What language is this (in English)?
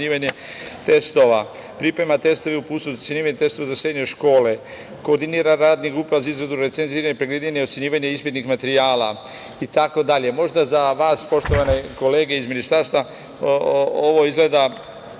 Serbian